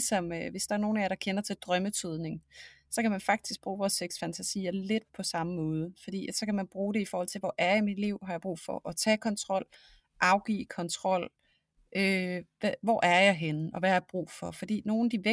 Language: Danish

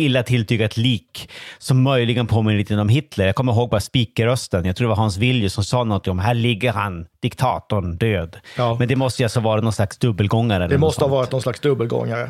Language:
Swedish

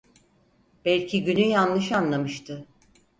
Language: Turkish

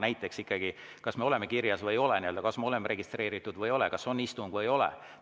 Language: Estonian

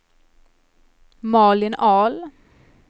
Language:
Swedish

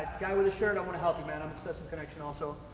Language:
English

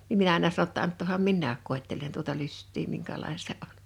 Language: Finnish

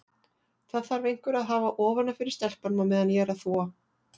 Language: Icelandic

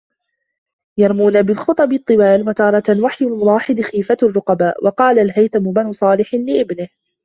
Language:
Arabic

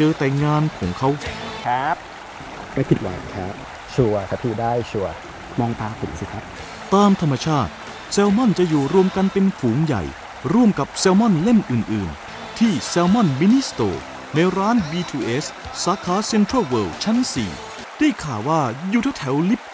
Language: Thai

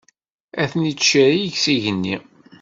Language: Kabyle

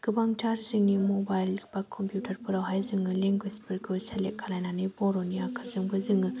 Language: Bodo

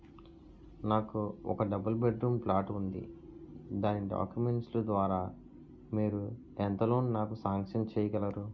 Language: Telugu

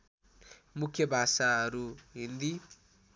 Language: Nepali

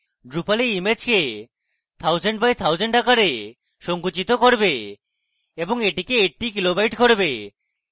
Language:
Bangla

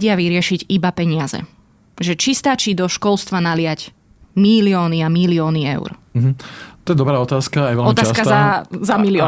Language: Slovak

